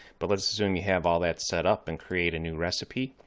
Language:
English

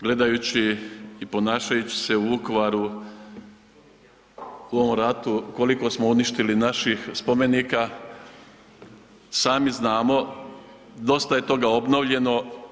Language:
Croatian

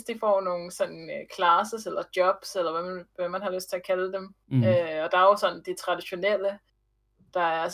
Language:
Danish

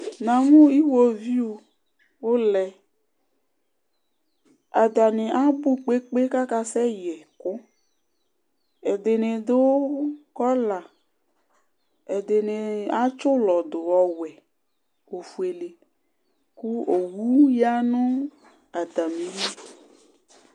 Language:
Ikposo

